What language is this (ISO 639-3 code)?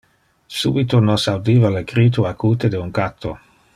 ina